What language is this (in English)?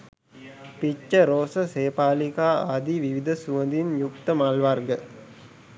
Sinhala